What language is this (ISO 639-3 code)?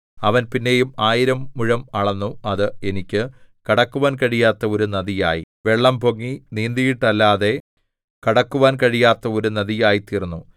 mal